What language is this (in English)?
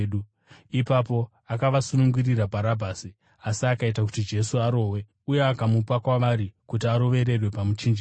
Shona